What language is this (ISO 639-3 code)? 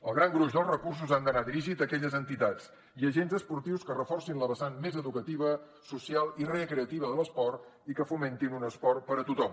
cat